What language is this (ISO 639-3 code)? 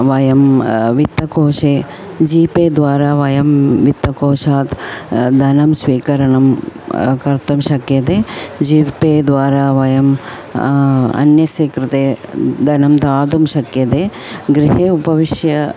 san